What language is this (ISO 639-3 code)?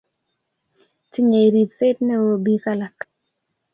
kln